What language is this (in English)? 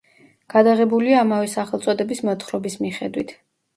Georgian